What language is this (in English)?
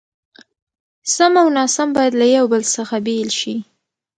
Pashto